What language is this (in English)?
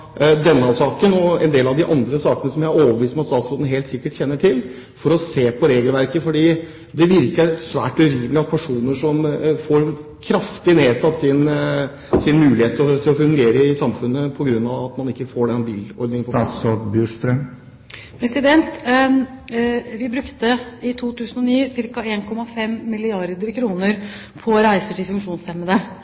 Norwegian Bokmål